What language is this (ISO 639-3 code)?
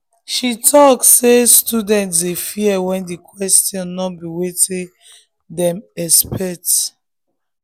pcm